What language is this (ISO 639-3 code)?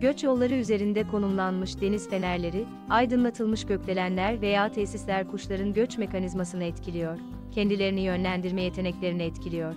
tur